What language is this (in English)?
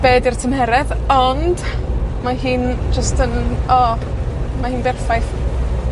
Welsh